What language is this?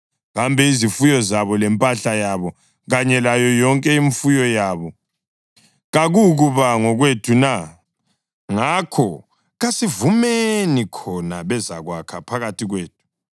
North Ndebele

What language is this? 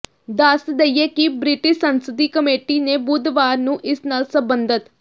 Punjabi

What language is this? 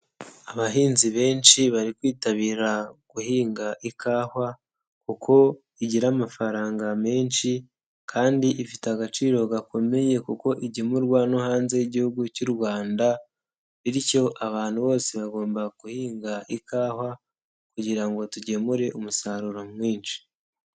Kinyarwanda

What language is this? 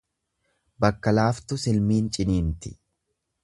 Oromo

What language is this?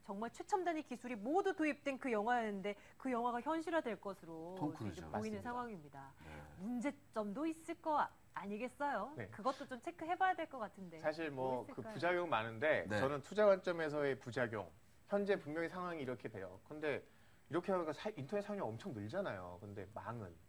Korean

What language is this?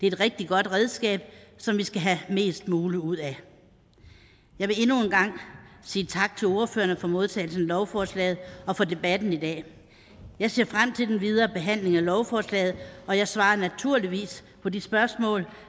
Danish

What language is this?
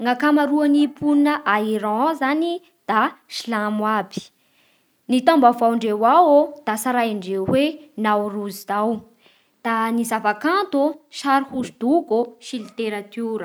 Bara Malagasy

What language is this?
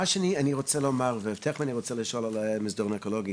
Hebrew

